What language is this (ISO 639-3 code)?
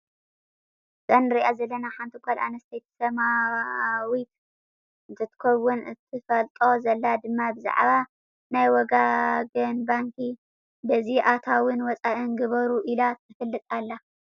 tir